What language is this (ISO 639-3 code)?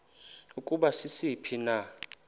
xho